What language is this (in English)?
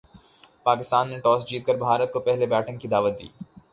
Urdu